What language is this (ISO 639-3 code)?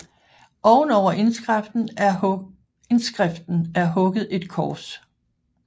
dan